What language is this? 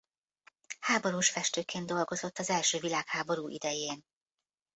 Hungarian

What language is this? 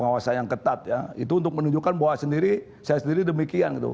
Indonesian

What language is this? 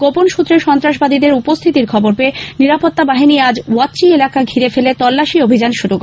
Bangla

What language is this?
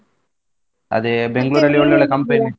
Kannada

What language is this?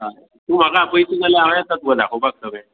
Konkani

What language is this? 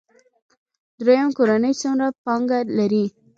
Pashto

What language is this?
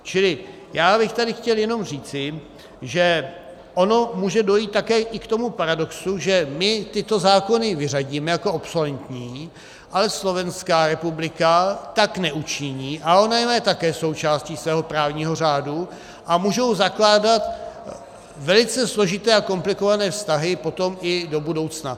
Czech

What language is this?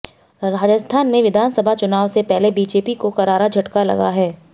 Hindi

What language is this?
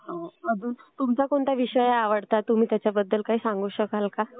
Marathi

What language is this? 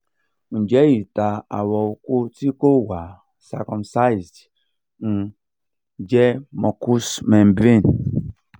Yoruba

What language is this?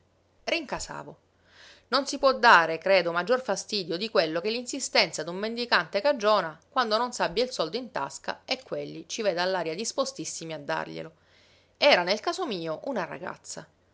Italian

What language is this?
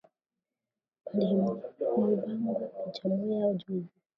Swahili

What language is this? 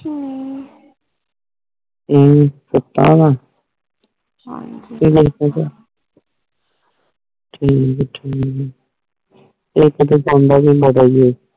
Punjabi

